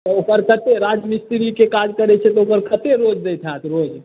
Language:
Maithili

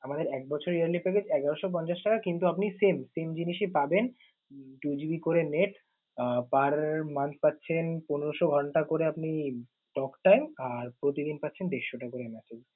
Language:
Bangla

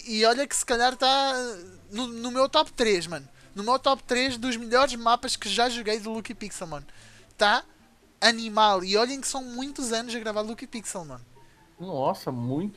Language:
Portuguese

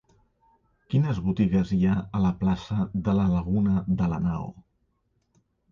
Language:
Catalan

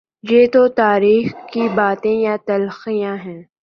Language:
Urdu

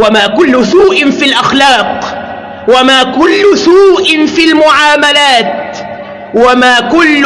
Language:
Arabic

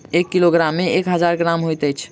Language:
Maithili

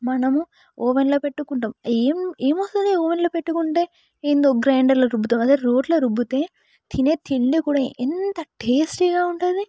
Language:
Telugu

